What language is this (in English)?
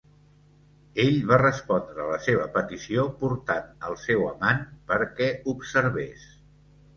Catalan